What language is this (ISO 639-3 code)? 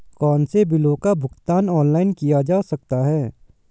hin